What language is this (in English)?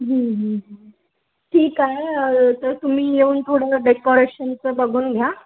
Marathi